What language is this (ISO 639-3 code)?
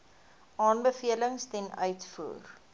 afr